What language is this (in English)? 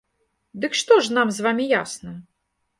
Belarusian